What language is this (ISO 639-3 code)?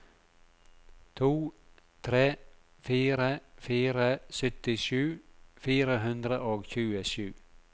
nor